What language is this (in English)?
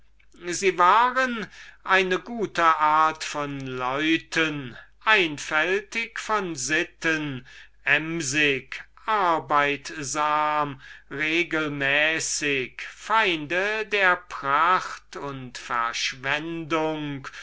German